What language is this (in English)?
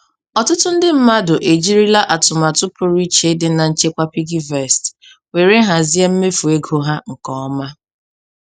Igbo